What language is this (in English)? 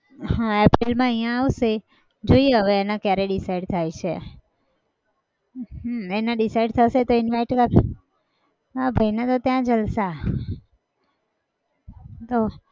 Gujarati